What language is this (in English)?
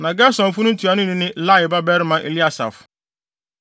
Akan